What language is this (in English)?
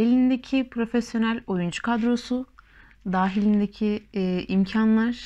Turkish